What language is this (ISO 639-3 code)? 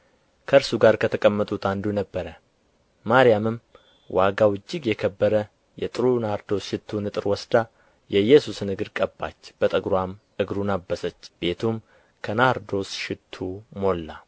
amh